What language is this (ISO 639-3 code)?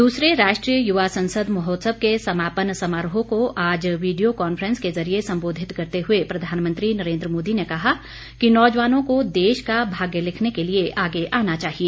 hin